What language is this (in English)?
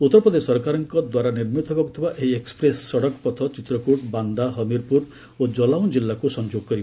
Odia